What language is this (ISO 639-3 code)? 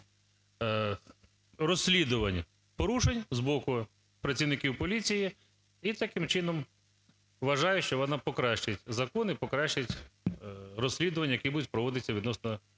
ukr